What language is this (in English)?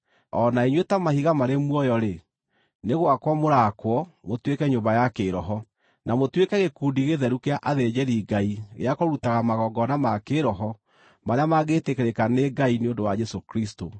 Kikuyu